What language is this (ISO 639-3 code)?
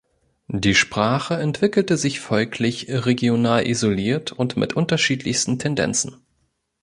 deu